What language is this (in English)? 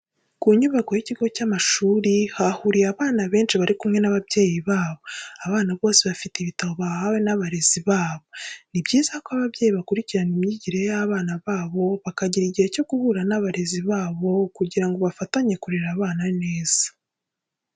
Kinyarwanda